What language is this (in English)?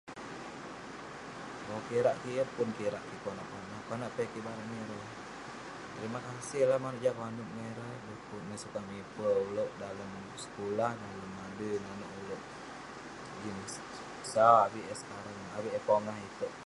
Western Penan